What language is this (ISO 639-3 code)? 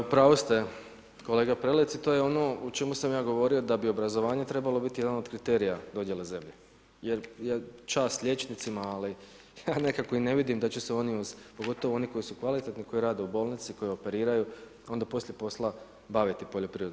hrv